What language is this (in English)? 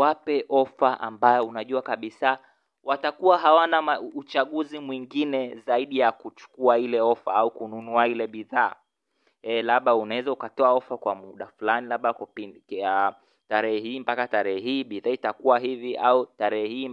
Swahili